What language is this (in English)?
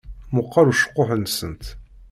Kabyle